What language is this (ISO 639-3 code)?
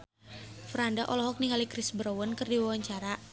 sun